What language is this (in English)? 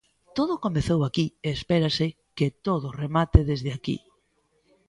Galician